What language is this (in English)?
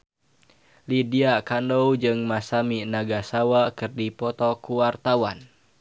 Sundanese